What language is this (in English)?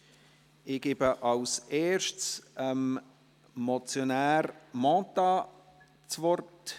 Swiss German